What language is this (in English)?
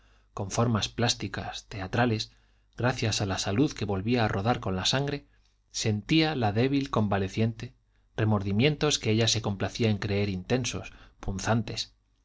Spanish